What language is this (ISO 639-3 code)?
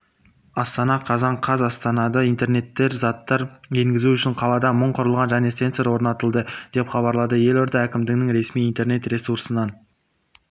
kaz